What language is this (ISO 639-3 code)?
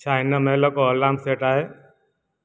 snd